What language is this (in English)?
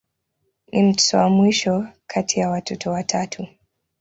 Swahili